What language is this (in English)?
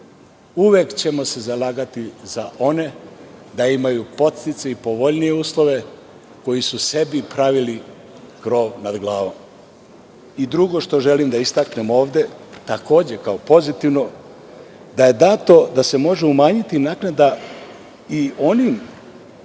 Serbian